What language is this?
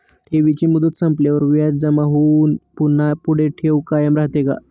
Marathi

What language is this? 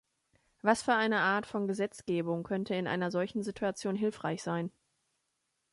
German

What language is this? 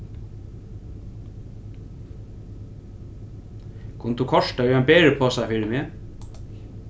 Faroese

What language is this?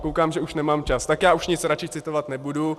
Czech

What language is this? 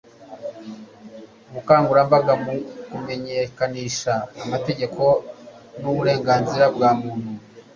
Kinyarwanda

